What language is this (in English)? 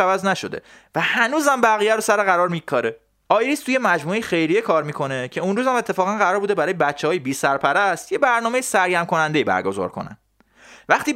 Persian